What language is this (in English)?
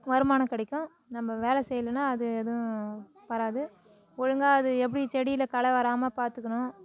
Tamil